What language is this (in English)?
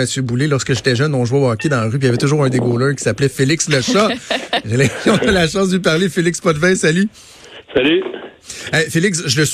French